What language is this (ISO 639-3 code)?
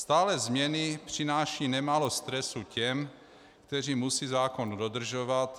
ces